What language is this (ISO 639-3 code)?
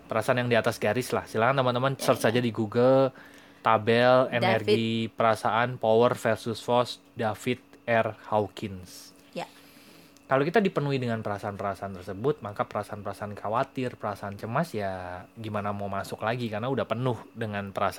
ind